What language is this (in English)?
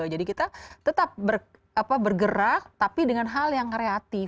Indonesian